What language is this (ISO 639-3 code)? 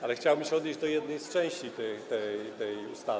pol